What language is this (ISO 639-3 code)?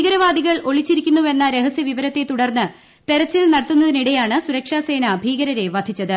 mal